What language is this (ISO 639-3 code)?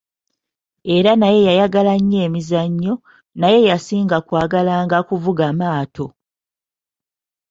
lug